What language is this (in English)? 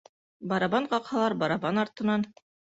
Bashkir